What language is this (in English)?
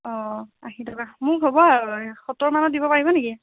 Assamese